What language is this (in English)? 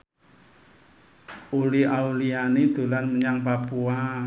Javanese